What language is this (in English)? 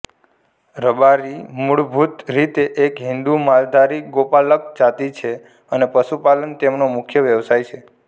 Gujarati